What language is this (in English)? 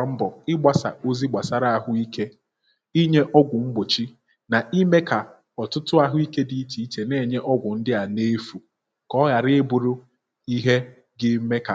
Igbo